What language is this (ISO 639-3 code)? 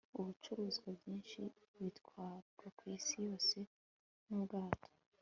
kin